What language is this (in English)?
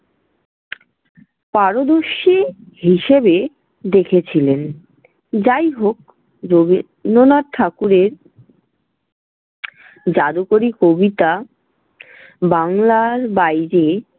Bangla